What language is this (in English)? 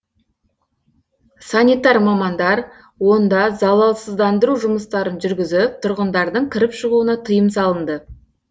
Kazakh